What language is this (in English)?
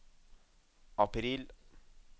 Norwegian